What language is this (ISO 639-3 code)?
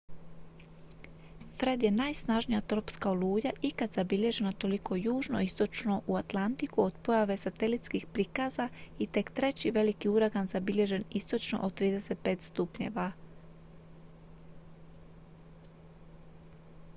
hrv